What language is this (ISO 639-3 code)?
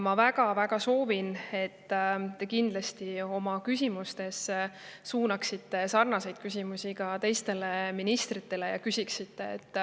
est